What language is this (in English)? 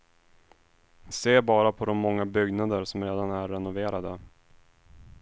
Swedish